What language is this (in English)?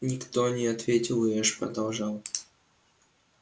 Russian